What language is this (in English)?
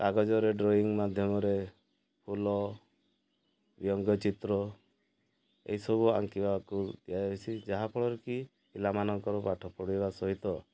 Odia